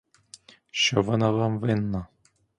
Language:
Ukrainian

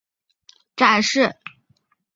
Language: Chinese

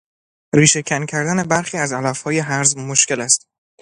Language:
Persian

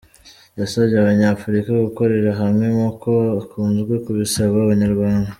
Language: Kinyarwanda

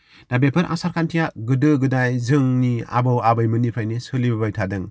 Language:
Bodo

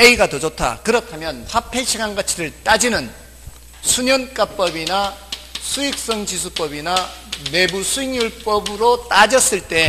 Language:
Korean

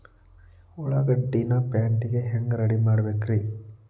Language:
Kannada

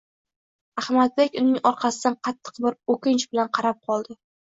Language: Uzbek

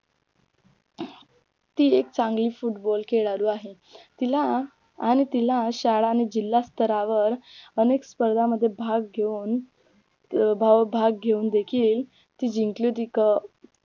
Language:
Marathi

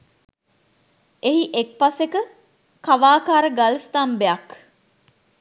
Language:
Sinhala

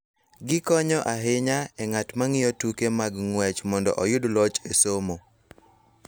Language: Luo (Kenya and Tanzania)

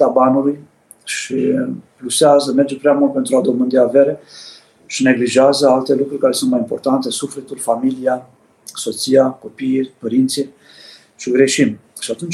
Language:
Romanian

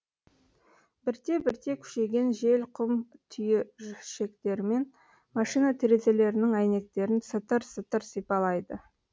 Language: Kazakh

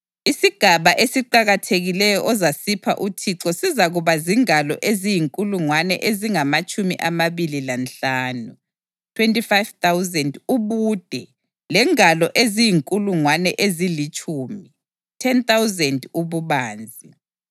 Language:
North Ndebele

